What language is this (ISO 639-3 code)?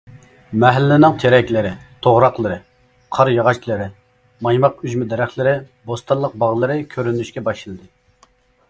uig